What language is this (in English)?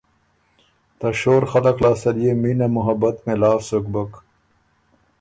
Ormuri